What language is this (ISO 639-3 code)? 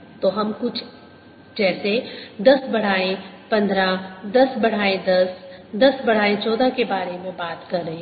hin